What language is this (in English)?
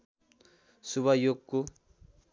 Nepali